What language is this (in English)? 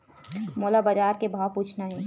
Chhattisgarhi